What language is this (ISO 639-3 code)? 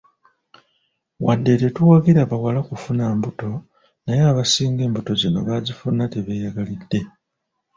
lug